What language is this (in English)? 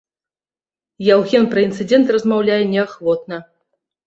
Belarusian